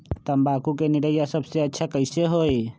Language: Magahi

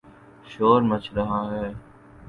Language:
Urdu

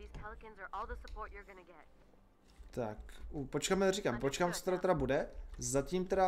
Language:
Czech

